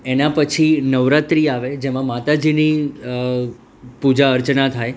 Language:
Gujarati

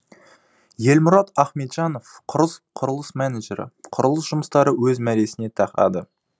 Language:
Kazakh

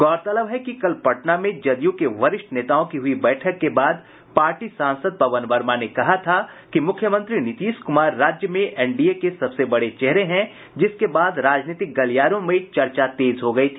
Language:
Hindi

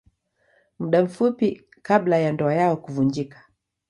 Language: Swahili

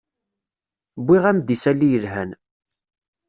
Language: Kabyle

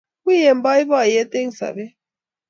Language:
Kalenjin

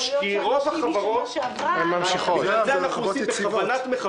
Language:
Hebrew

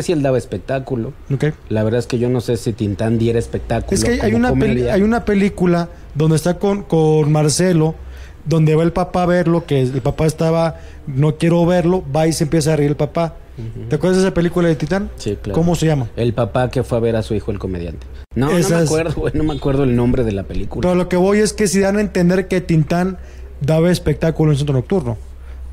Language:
Spanish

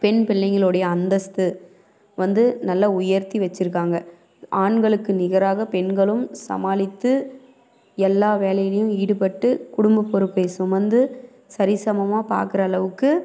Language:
Tamil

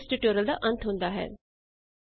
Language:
Punjabi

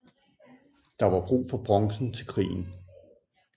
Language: Danish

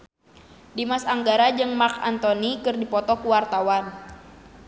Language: Sundanese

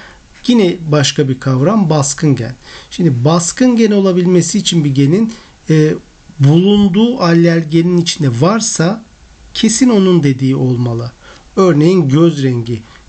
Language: Turkish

